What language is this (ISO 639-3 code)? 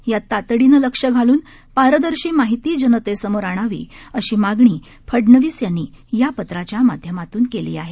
mar